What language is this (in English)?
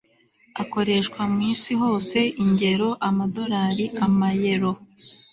Kinyarwanda